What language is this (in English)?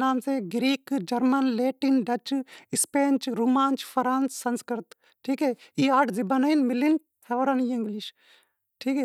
Wadiyara Koli